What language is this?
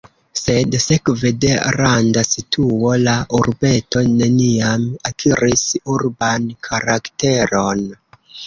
Esperanto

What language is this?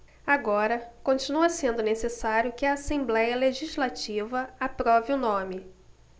Portuguese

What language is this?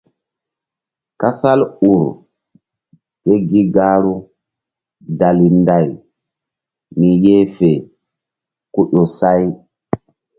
Mbum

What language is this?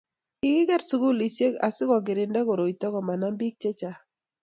Kalenjin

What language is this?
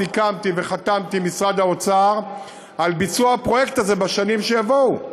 Hebrew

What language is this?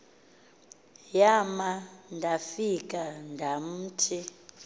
Xhosa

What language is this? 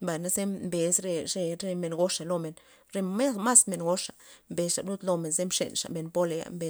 Loxicha Zapotec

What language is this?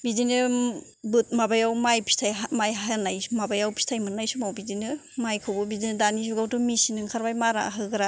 Bodo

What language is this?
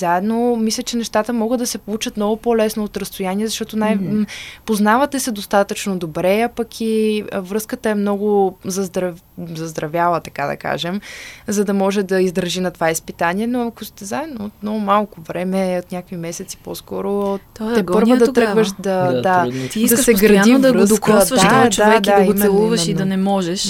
Bulgarian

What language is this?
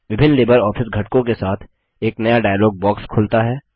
Hindi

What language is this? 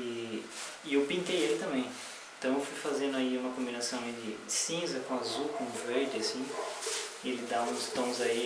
Portuguese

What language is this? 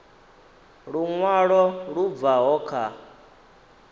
Venda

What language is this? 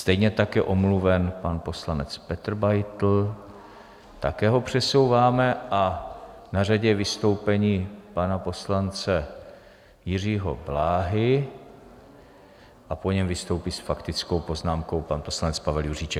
Czech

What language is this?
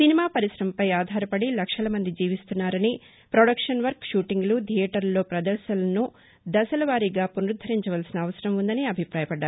Telugu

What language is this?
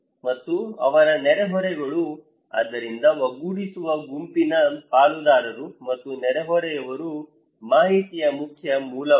Kannada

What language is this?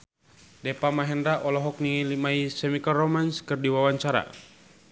Sundanese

